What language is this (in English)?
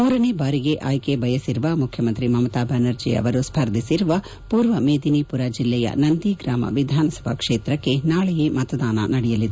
Kannada